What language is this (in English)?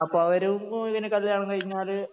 Malayalam